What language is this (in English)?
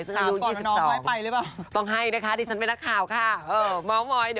Thai